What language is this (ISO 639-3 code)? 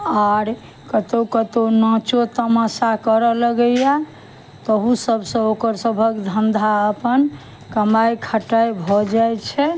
mai